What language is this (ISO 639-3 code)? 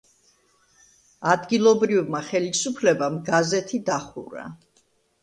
kat